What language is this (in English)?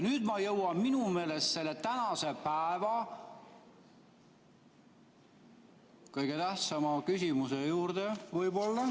Estonian